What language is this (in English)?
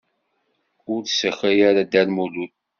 Kabyle